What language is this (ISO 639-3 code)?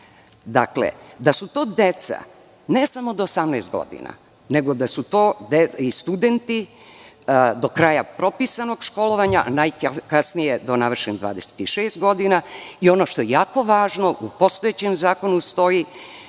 srp